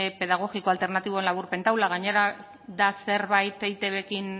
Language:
Basque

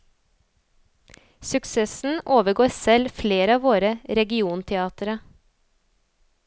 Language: Norwegian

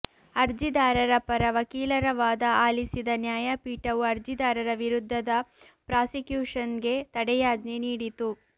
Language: Kannada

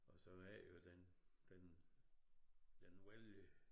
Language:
Danish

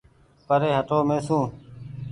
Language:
Goaria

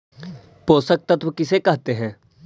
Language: Magahi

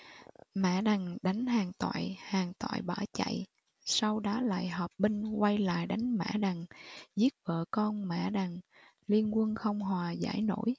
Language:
Vietnamese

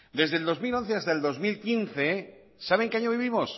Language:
Spanish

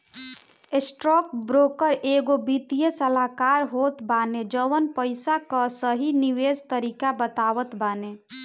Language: Bhojpuri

